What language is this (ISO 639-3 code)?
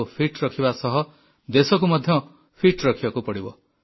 ori